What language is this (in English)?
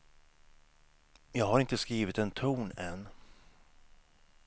Swedish